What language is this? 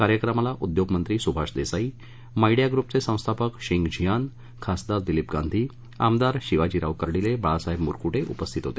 Marathi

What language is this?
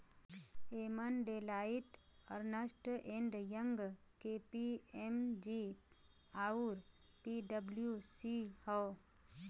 Bhojpuri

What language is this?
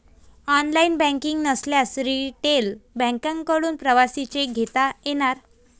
Marathi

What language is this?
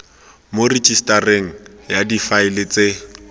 Tswana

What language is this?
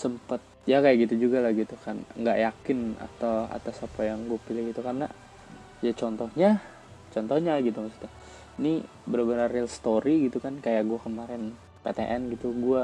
Indonesian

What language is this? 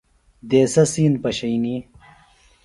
Phalura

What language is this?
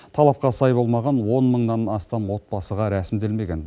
Kazakh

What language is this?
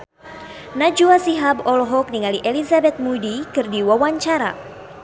Sundanese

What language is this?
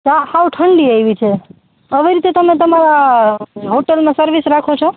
Gujarati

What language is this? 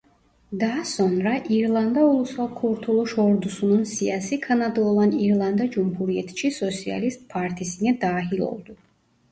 Turkish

